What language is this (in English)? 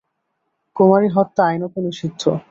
Bangla